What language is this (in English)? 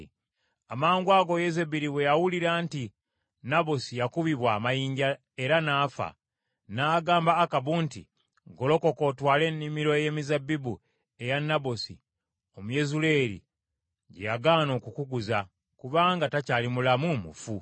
Ganda